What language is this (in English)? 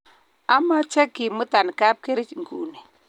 Kalenjin